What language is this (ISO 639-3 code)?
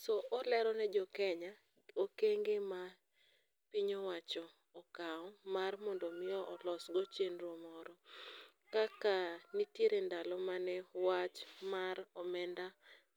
luo